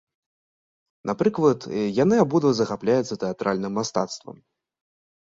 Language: Belarusian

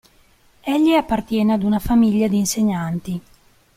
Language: Italian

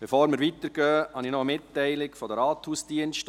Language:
Swiss German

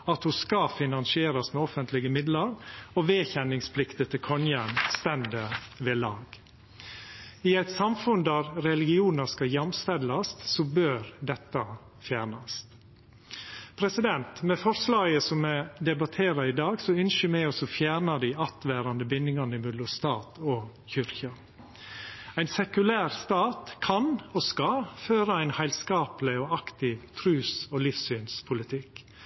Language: Norwegian Nynorsk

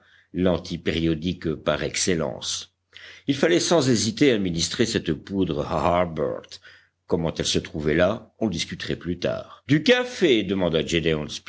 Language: French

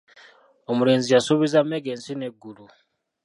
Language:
Ganda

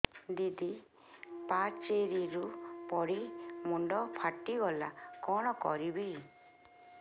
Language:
Odia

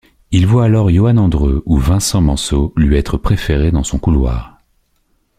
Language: French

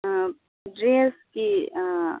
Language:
Manipuri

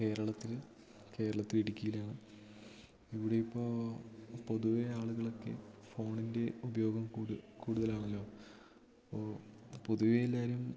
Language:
Malayalam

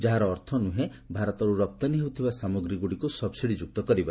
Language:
Odia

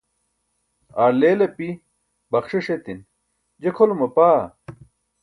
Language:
Burushaski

